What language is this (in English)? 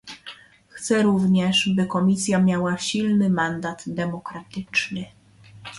Polish